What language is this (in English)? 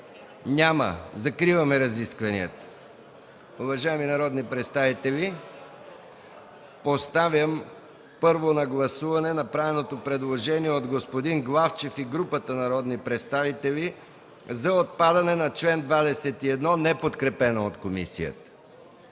Bulgarian